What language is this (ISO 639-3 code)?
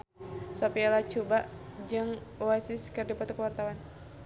sun